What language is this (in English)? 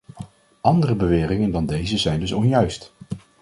Dutch